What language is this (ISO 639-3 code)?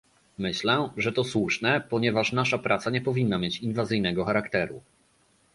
pol